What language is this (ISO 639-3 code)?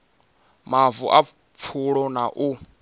ven